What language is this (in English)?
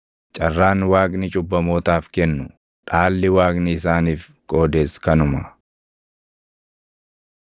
Oromo